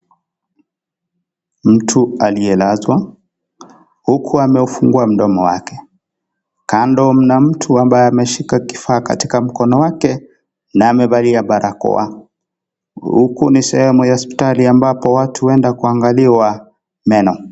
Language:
Swahili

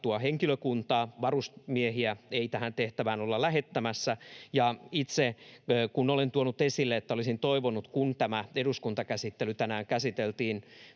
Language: Finnish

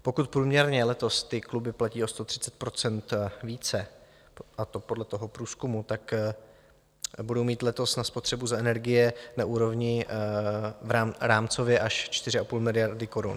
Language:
Czech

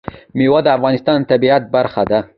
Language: Pashto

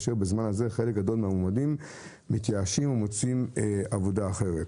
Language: Hebrew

